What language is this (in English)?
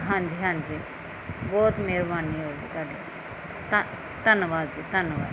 Punjabi